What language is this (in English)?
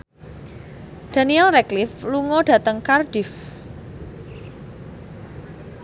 Javanese